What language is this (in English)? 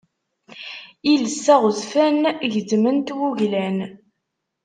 Kabyle